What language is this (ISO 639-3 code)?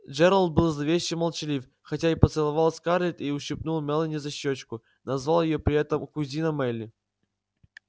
rus